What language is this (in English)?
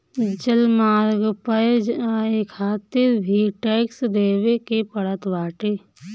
Bhojpuri